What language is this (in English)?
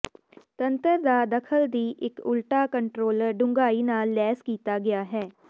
Punjabi